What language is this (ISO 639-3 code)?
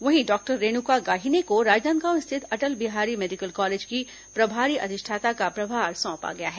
hin